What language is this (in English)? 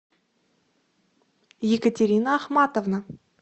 Russian